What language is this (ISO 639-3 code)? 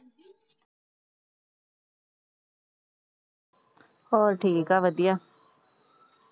pan